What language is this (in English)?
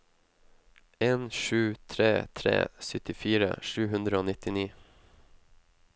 Norwegian